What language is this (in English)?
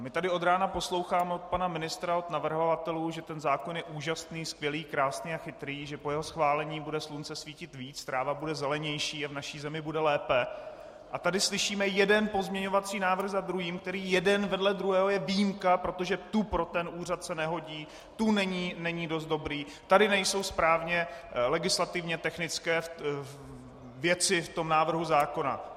Czech